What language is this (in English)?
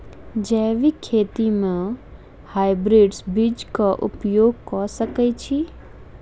Maithili